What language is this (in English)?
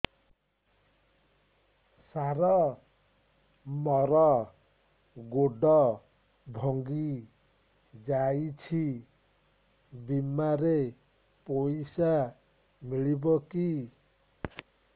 Odia